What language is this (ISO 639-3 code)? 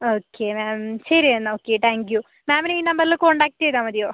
mal